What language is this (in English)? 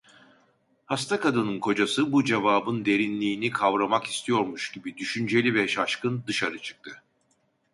Turkish